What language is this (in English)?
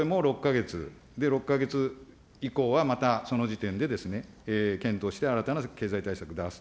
Japanese